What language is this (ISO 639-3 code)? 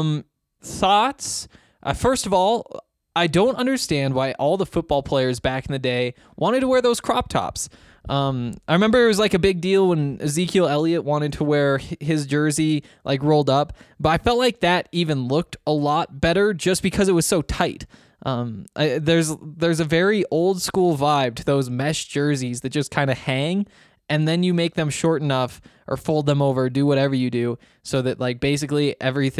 eng